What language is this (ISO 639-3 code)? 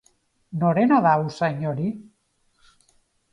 eus